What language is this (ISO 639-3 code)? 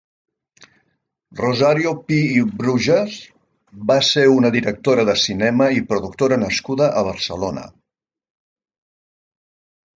cat